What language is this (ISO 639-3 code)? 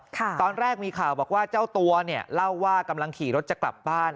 tha